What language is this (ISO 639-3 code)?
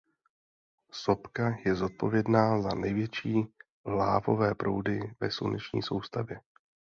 ces